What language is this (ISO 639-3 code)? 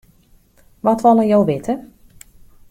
fry